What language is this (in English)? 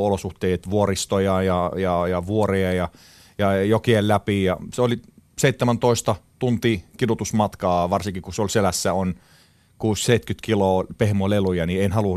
Finnish